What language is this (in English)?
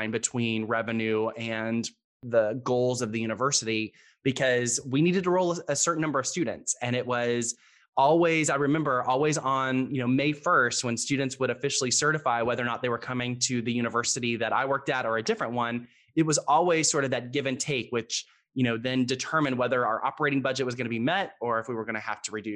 English